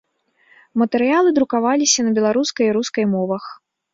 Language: Belarusian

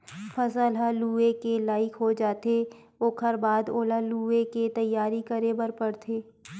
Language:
Chhattisgarhi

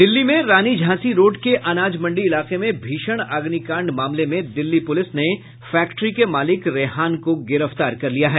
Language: Hindi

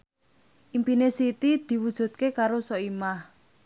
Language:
Javanese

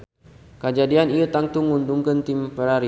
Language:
Sundanese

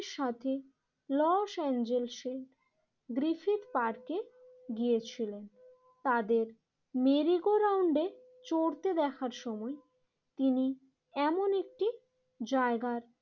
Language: Bangla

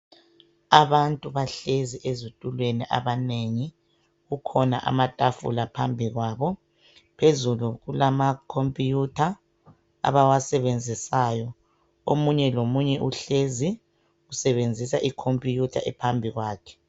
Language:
North Ndebele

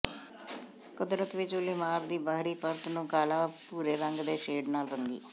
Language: Punjabi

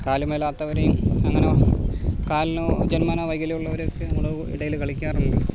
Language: Malayalam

